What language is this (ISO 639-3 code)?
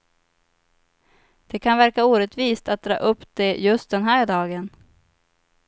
swe